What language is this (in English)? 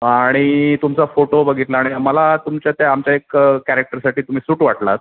Marathi